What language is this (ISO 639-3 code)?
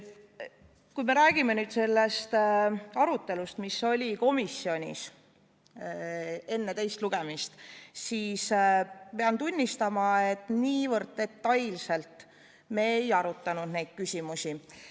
est